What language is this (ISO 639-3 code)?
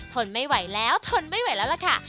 tha